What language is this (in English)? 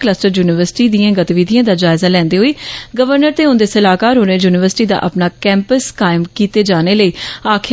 Dogri